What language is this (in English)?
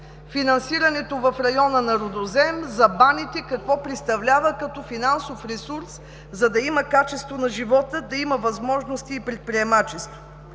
Bulgarian